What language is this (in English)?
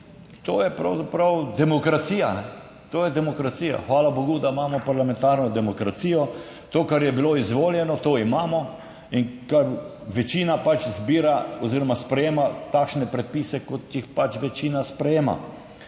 Slovenian